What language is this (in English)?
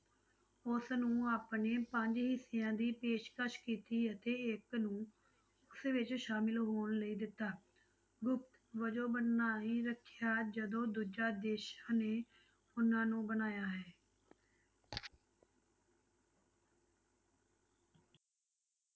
Punjabi